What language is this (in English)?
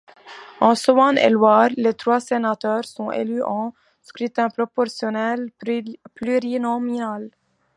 French